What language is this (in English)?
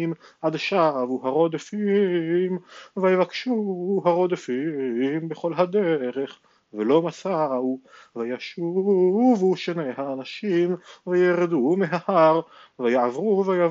Hebrew